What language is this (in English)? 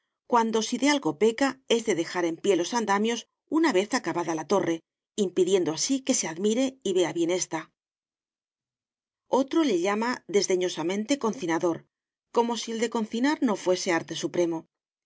Spanish